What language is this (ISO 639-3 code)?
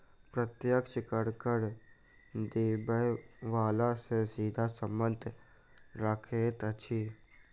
mai